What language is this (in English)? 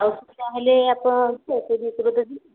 Odia